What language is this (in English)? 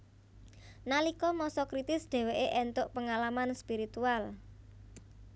Javanese